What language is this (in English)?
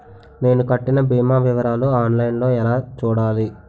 Telugu